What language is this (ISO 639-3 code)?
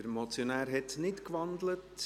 gsw